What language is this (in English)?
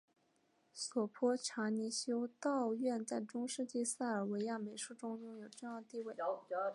Chinese